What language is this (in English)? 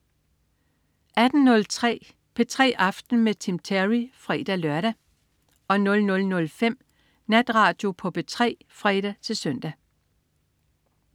Danish